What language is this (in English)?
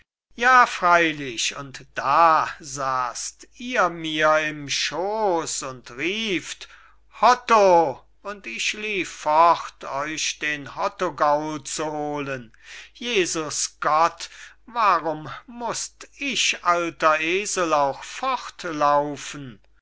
German